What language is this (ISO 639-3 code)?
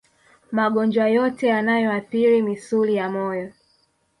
swa